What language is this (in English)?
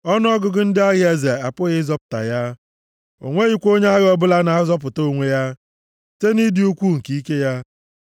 Igbo